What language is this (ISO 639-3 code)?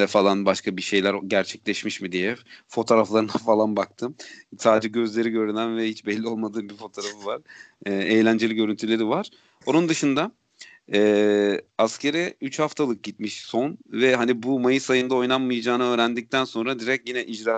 tur